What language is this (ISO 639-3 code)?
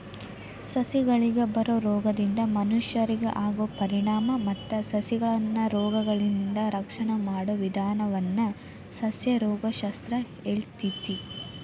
kan